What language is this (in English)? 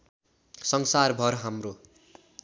Nepali